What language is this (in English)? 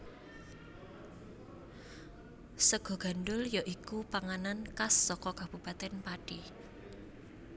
Javanese